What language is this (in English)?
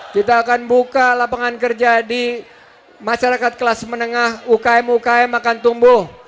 Indonesian